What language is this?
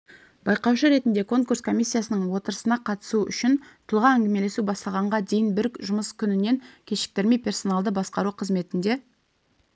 Kazakh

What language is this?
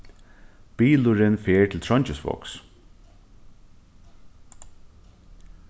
Faroese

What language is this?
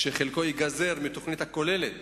Hebrew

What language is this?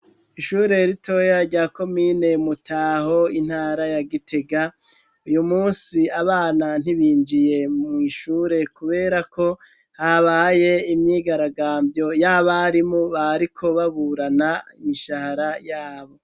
Rundi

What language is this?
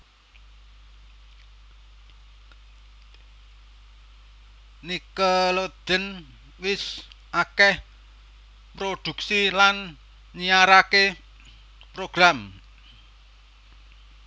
Javanese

